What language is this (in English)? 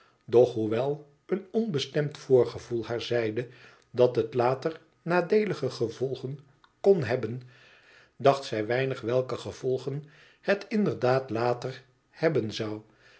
Dutch